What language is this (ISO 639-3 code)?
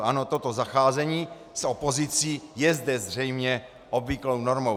ces